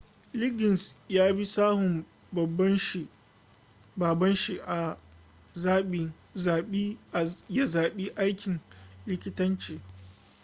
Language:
Hausa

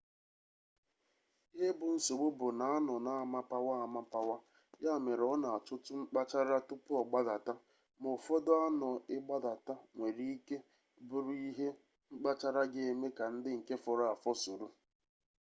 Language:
Igbo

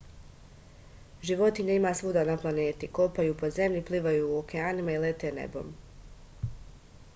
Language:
Serbian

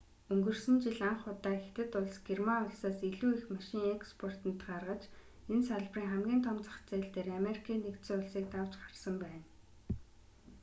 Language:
Mongolian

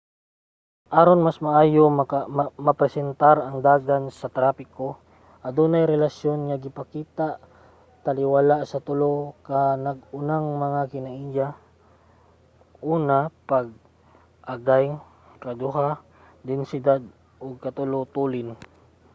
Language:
Cebuano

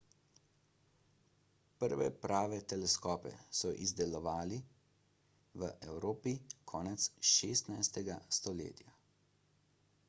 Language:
Slovenian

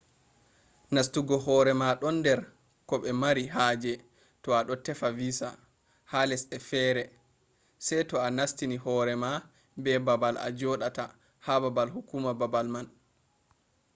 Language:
Fula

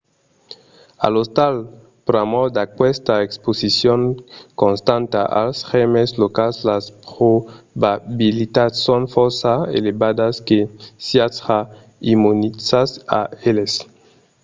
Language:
Occitan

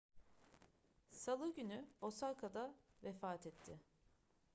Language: Turkish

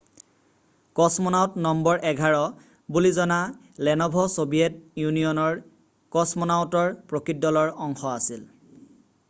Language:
Assamese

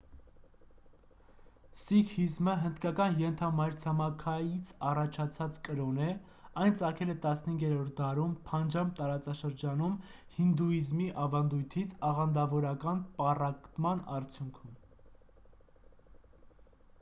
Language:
Armenian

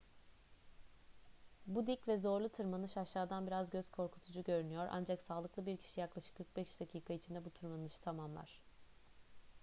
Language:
Turkish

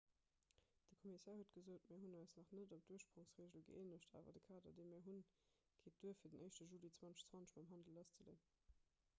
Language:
Luxembourgish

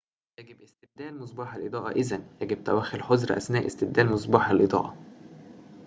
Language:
Arabic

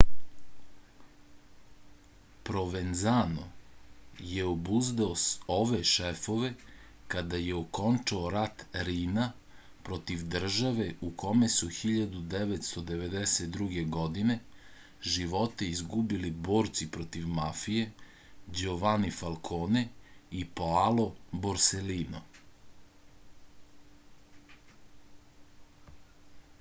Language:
Serbian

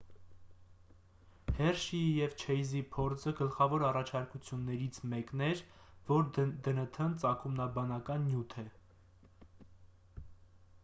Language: Armenian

